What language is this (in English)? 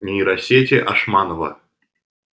Russian